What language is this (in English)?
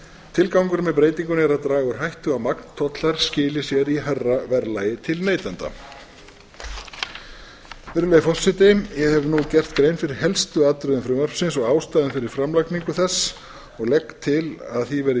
Icelandic